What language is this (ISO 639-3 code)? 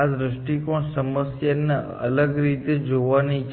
guj